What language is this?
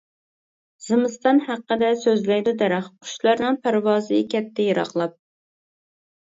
Uyghur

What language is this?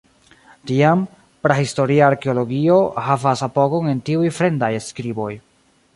Esperanto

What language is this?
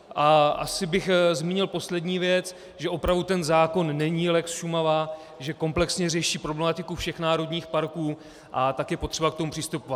Czech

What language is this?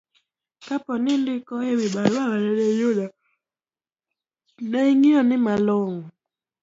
Luo (Kenya and Tanzania)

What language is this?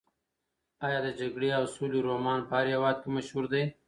Pashto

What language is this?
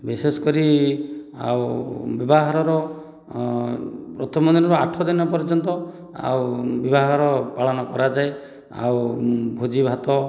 Odia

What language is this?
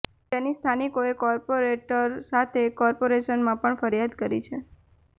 Gujarati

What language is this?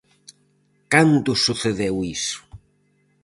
Galician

